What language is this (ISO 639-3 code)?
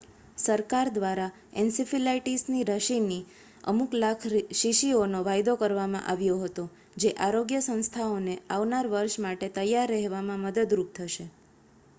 guj